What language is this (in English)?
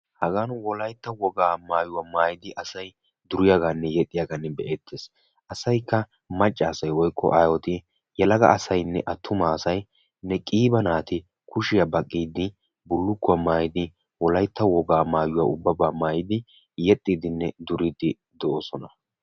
Wolaytta